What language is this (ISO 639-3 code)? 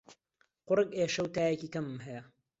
ckb